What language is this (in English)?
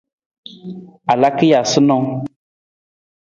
Nawdm